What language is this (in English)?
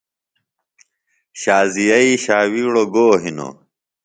Phalura